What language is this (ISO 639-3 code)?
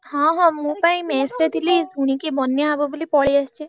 ori